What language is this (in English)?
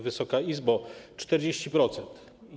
Polish